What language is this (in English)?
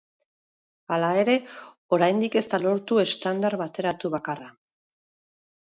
Basque